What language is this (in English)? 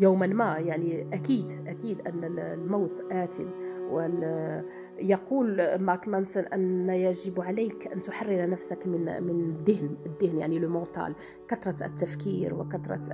Arabic